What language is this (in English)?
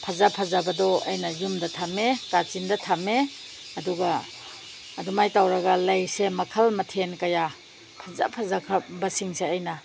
Manipuri